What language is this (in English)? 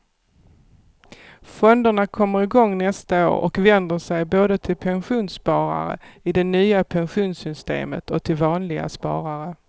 Swedish